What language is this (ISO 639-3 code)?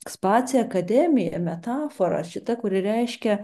lit